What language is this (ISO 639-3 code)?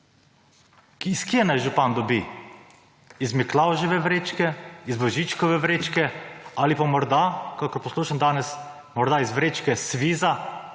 slv